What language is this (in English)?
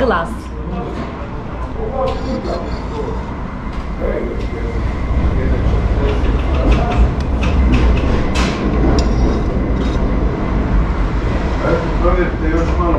Turkish